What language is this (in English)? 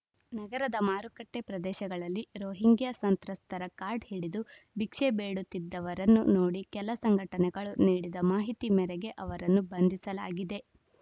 Kannada